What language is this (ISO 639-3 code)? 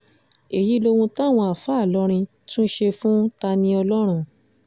yor